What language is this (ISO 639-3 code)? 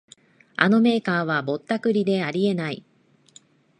jpn